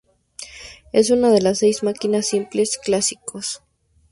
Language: Spanish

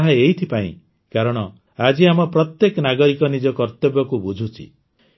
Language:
Odia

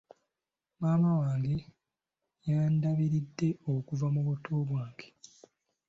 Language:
Ganda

